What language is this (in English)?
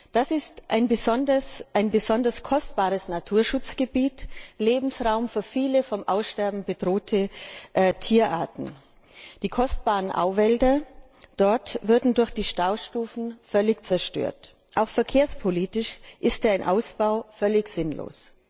German